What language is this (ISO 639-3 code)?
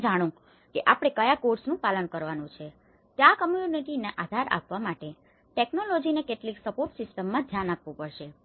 guj